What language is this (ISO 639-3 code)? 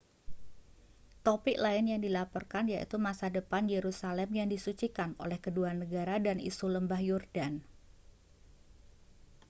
ind